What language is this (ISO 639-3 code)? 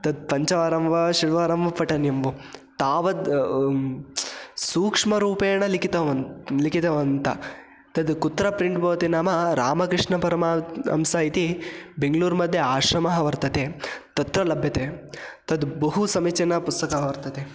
san